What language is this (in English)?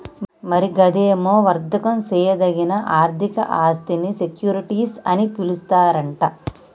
Telugu